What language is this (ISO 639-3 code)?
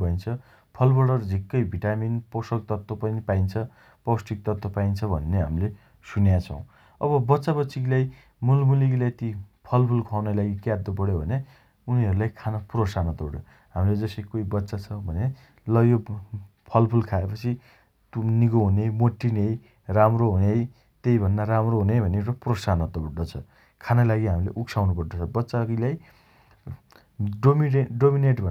dty